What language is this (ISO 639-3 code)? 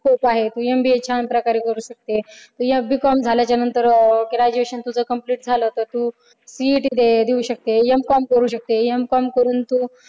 mar